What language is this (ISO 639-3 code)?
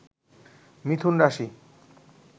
ben